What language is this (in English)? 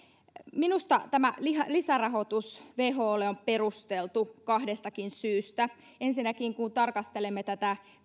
Finnish